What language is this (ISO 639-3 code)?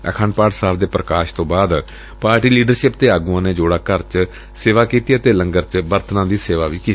pan